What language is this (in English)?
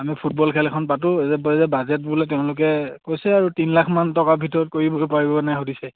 Assamese